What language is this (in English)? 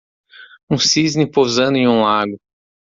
Portuguese